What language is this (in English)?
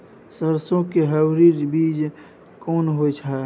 Maithili